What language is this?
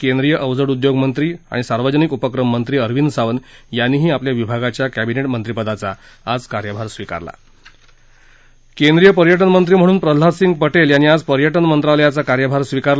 Marathi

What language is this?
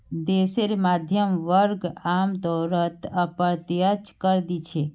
Magahi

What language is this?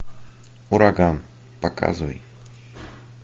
Russian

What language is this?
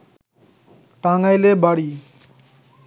Bangla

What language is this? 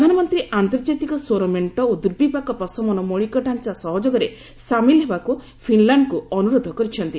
Odia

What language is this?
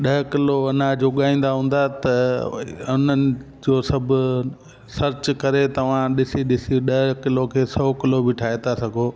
Sindhi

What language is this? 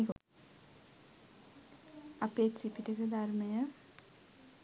Sinhala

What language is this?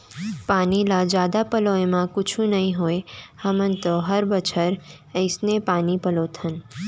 Chhattisgarhi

